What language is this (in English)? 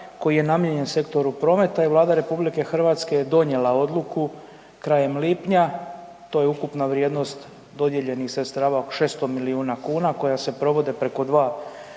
Croatian